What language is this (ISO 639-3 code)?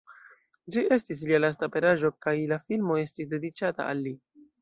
epo